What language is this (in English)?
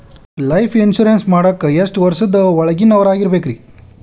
Kannada